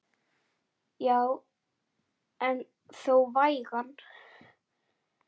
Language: Icelandic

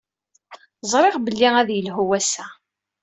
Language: Kabyle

